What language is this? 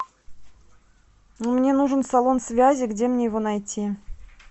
Russian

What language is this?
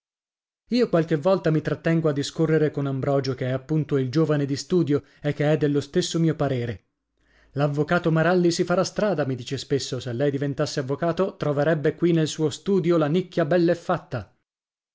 Italian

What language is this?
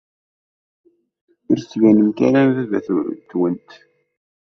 Kabyle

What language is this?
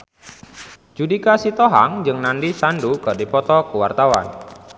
Sundanese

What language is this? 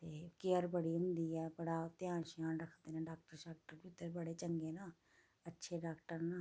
Dogri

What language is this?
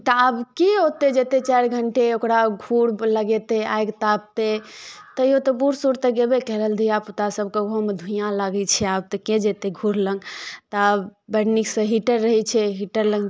Maithili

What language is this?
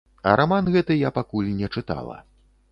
Belarusian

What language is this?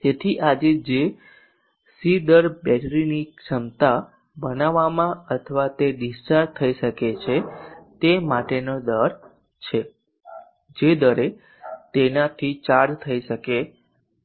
Gujarati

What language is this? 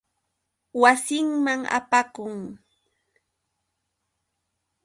Yauyos Quechua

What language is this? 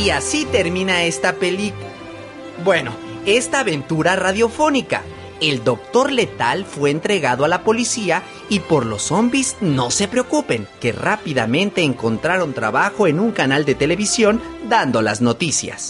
Spanish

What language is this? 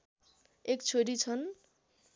Nepali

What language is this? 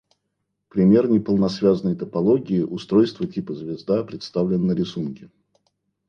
Russian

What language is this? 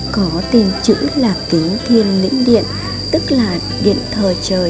Vietnamese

